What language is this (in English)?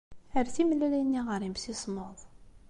Kabyle